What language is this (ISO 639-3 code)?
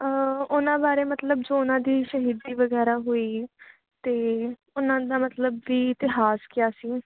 pan